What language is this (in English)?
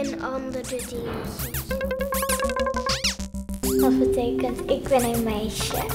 Dutch